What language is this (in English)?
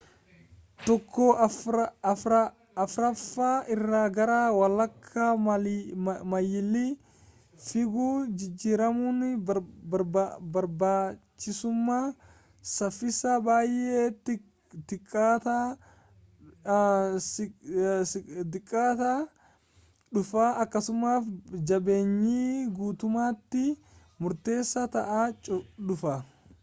Oromo